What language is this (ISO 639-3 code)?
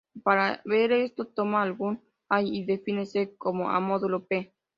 spa